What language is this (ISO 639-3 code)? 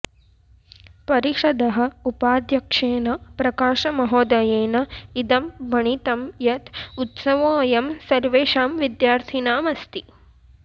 san